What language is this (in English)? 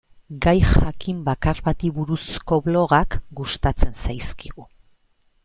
Basque